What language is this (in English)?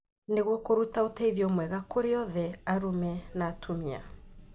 Kikuyu